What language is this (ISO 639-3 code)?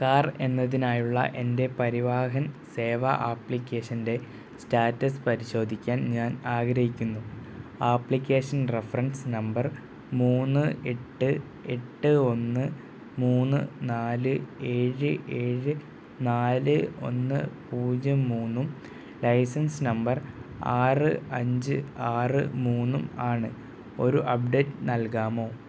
mal